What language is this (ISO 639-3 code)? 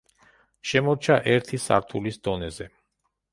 kat